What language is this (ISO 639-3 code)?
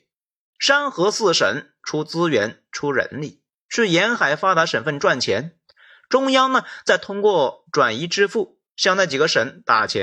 zho